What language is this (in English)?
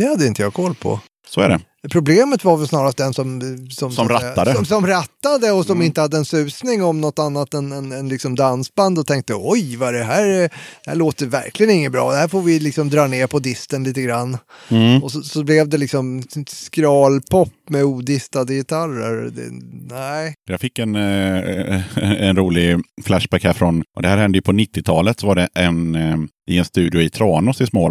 Swedish